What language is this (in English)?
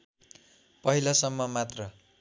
Nepali